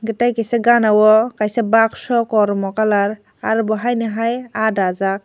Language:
Kok Borok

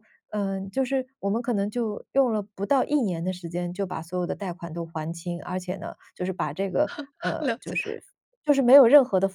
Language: Chinese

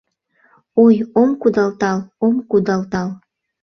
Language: Mari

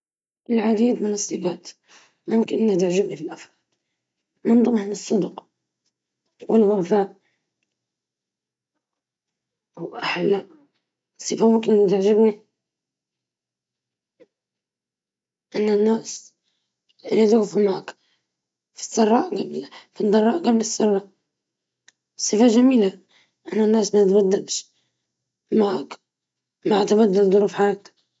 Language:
Libyan Arabic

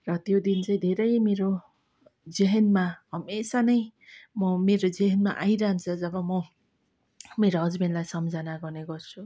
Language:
Nepali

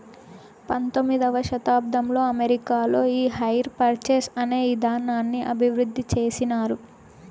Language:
Telugu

